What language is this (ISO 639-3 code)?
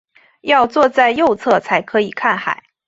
zho